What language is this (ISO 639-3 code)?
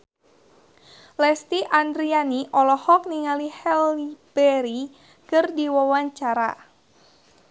sun